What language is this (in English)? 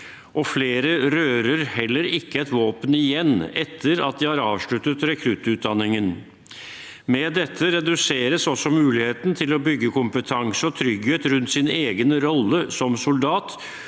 Norwegian